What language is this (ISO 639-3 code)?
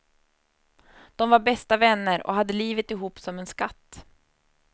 swe